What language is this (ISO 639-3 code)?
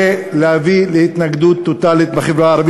heb